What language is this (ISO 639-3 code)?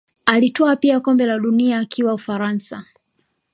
swa